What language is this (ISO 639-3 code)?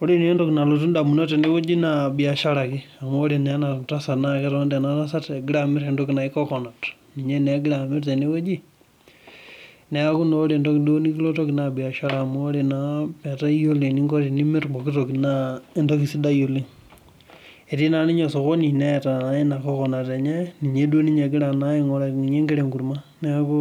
mas